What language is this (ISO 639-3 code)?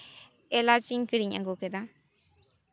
sat